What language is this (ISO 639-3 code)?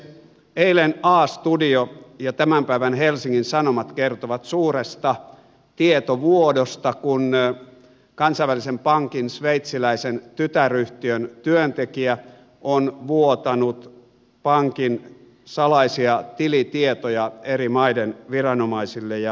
fin